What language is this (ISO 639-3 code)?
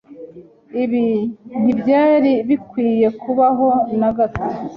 kin